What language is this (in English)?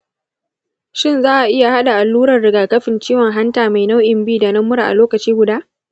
Hausa